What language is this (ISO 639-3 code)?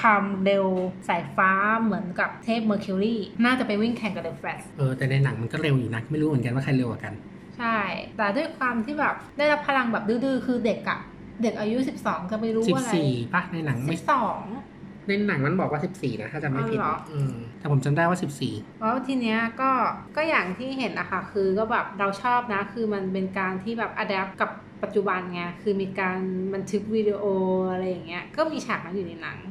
tha